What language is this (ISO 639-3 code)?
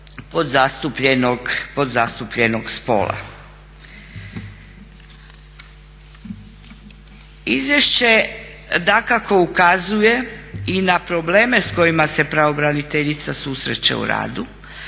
hrv